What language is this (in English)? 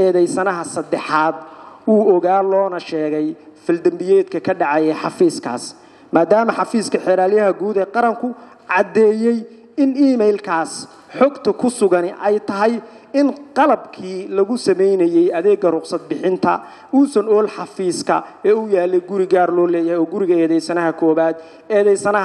Arabic